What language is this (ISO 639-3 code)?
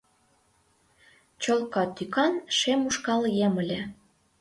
chm